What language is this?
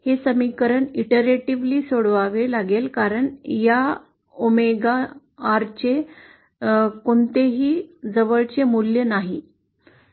Marathi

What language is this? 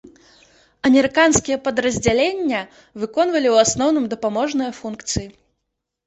Belarusian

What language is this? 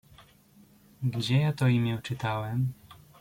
Polish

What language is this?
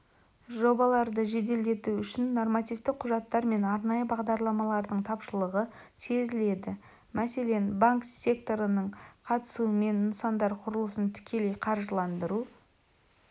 Kazakh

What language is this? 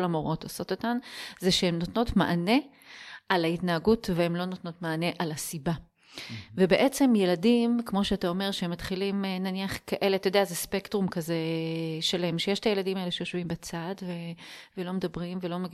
Hebrew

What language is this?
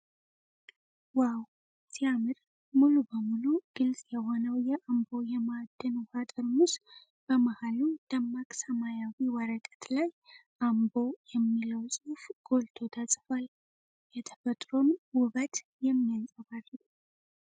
Amharic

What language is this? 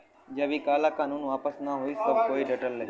Bhojpuri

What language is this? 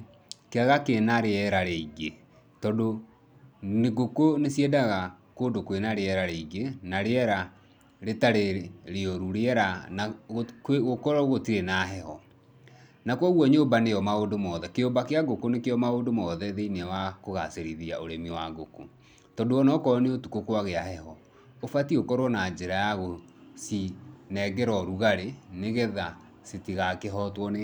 Kikuyu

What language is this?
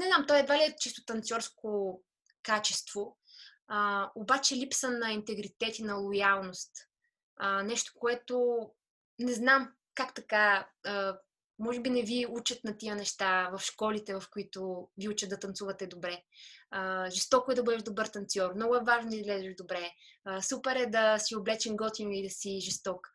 Bulgarian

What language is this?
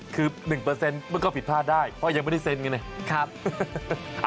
Thai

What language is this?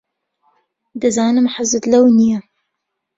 Central Kurdish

